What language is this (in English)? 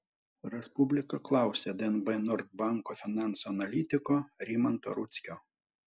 Lithuanian